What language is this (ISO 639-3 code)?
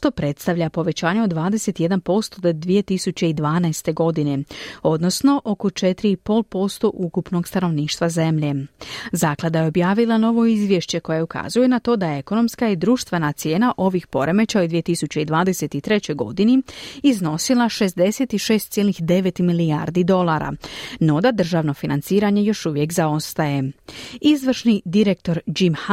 hrv